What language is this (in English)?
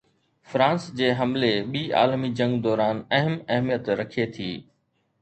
Sindhi